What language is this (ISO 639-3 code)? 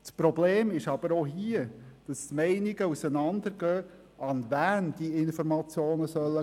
gsw